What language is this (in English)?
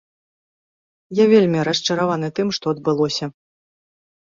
Belarusian